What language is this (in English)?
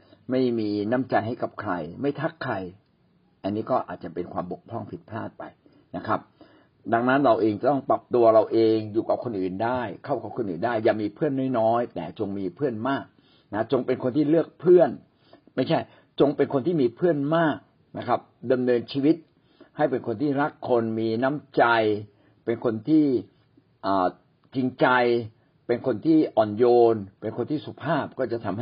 Thai